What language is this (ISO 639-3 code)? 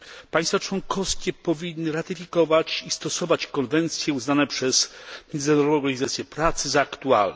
pol